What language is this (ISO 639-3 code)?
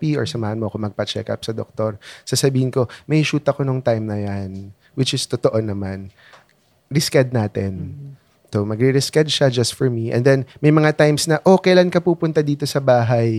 fil